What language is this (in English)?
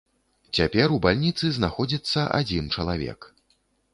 Belarusian